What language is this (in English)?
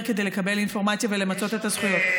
Hebrew